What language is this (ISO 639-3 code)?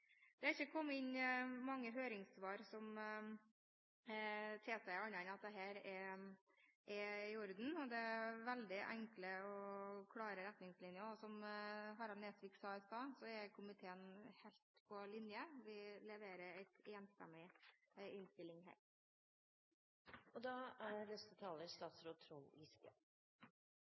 nob